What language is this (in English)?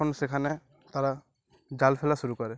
Bangla